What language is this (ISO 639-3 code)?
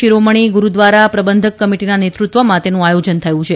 guj